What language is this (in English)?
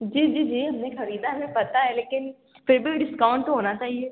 Urdu